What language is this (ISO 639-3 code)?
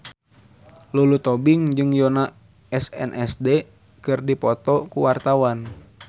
sun